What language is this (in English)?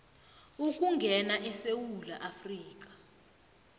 South Ndebele